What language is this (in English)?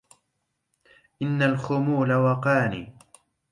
Arabic